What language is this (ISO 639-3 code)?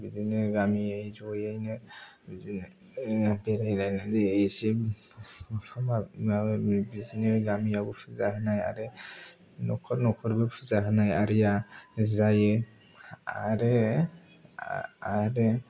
brx